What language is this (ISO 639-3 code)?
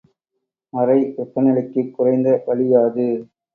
tam